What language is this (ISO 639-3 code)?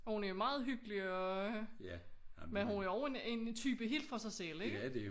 dan